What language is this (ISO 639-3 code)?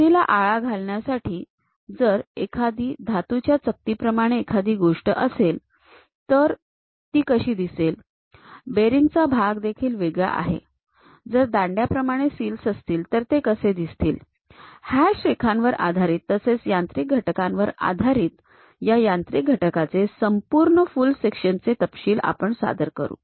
mar